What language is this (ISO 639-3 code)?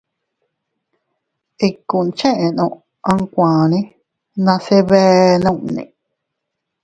cut